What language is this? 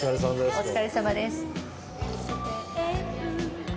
Japanese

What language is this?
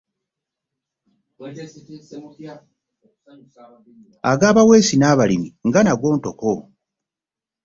Ganda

